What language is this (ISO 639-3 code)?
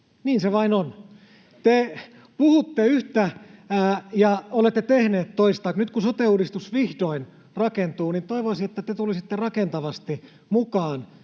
fin